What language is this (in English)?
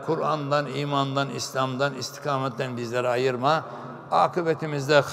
Turkish